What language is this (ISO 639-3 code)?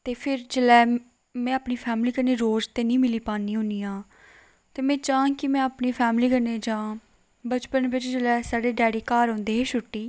doi